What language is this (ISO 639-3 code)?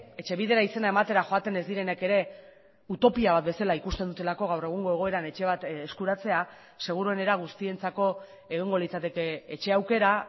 eus